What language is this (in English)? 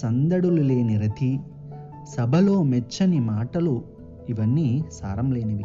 Telugu